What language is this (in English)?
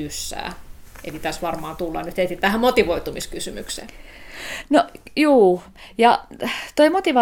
Finnish